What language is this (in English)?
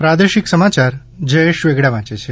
Gujarati